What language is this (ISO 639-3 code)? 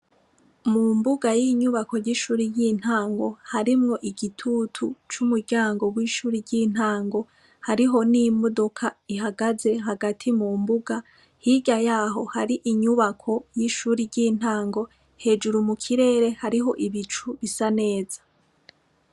run